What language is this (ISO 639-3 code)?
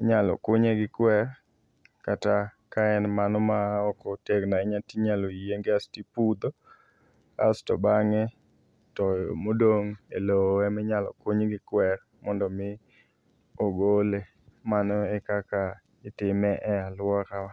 luo